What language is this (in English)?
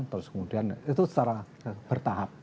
Indonesian